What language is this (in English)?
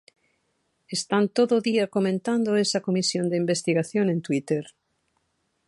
Galician